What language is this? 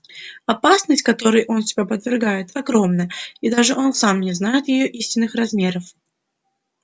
Russian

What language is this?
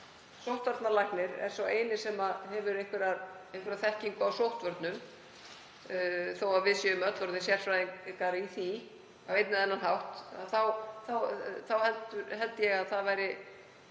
Icelandic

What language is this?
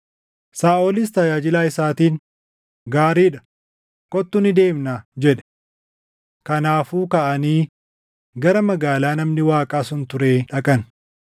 Oromo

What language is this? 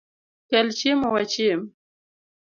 Luo (Kenya and Tanzania)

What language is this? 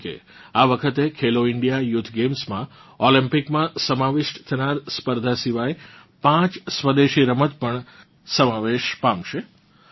Gujarati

